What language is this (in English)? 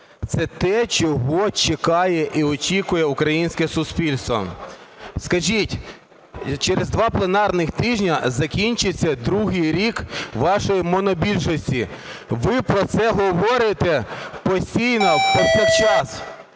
Ukrainian